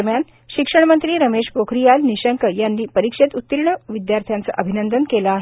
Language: Marathi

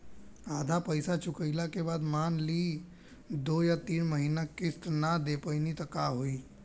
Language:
Bhojpuri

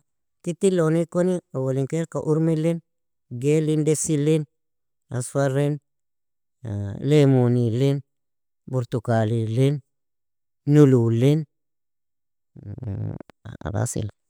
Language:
Nobiin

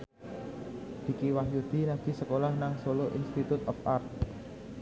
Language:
Javanese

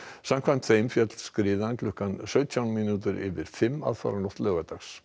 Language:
Icelandic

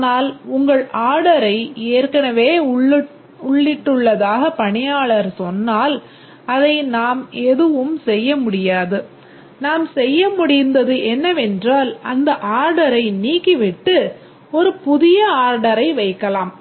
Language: Tamil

